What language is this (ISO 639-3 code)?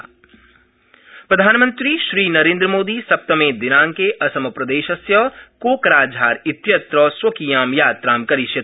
san